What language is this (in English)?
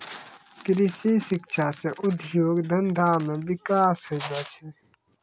Maithili